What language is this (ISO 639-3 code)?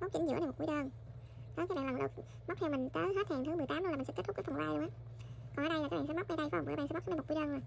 vie